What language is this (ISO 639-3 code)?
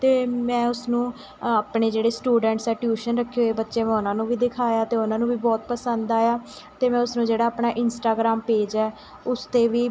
pan